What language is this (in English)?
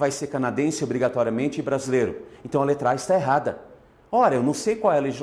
Portuguese